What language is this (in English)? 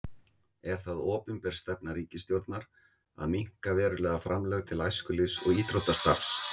Icelandic